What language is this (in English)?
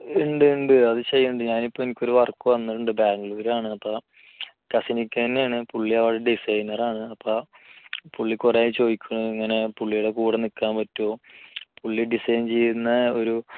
Malayalam